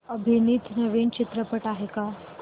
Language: Marathi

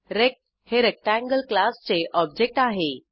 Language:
Marathi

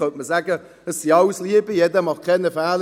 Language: Swiss German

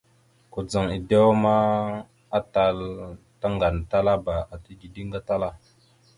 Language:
Mada (Cameroon)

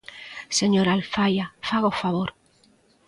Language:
Galician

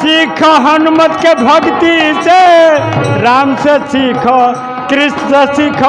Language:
Hindi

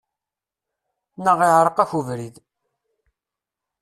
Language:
Kabyle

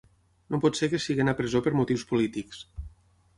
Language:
Catalan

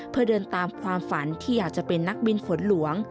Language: Thai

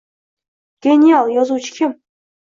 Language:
Uzbek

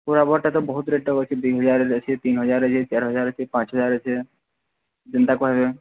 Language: Odia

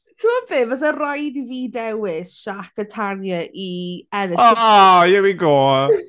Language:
Welsh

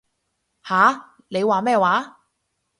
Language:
Cantonese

